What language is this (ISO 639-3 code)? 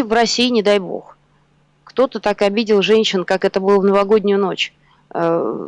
rus